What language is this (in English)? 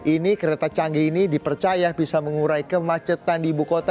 Indonesian